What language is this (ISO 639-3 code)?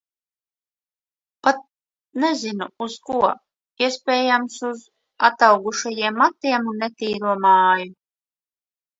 lav